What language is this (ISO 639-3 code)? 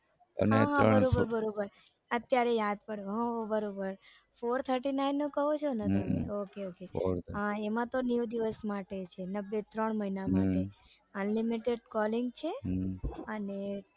guj